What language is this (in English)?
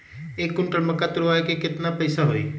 Magahi